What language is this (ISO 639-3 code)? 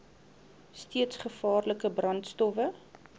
afr